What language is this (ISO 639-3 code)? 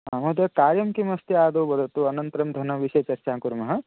san